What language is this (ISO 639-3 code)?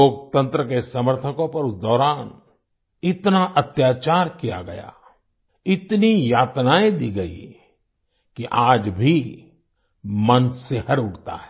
hin